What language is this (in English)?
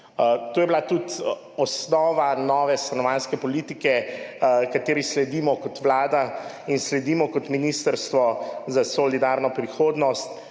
Slovenian